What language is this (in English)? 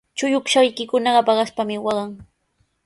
Sihuas Ancash Quechua